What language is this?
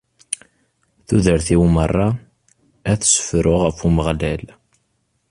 Kabyle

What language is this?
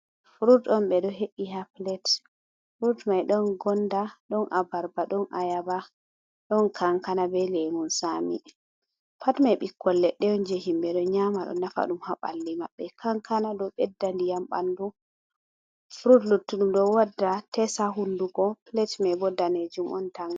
Fula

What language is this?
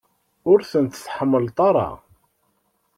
Kabyle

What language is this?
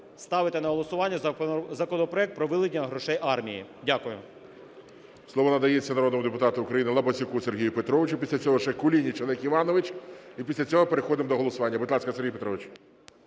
Ukrainian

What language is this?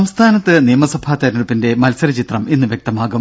Malayalam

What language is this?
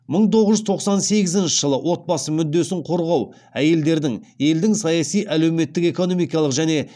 Kazakh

